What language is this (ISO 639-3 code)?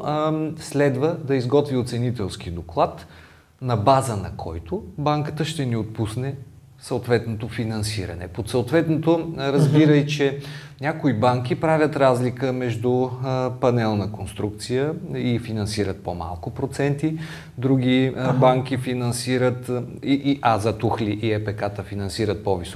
bul